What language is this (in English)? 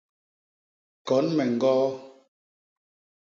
Basaa